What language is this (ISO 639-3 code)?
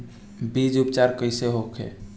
bho